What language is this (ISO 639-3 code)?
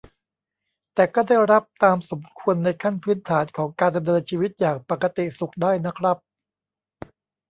tha